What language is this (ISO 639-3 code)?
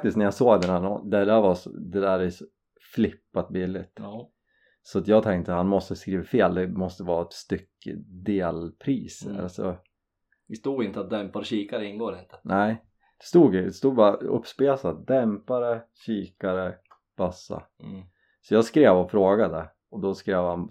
swe